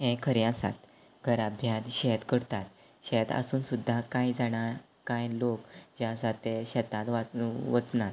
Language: Konkani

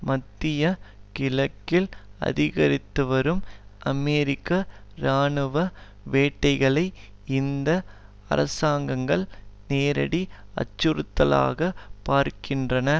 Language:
Tamil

